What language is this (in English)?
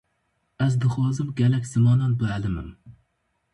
Kurdish